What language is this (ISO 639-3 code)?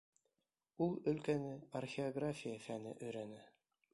bak